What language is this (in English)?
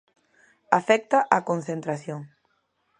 Galician